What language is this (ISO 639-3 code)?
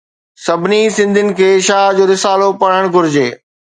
snd